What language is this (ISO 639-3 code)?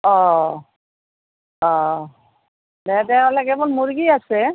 asm